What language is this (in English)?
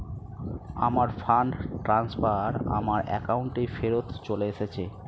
Bangla